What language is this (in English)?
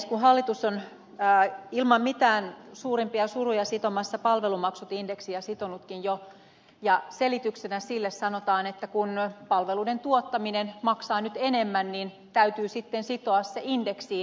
Finnish